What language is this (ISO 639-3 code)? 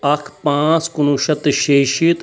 kas